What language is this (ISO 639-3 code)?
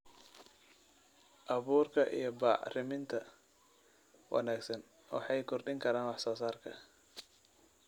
som